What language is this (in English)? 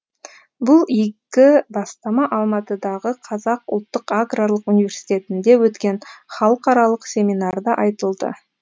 Kazakh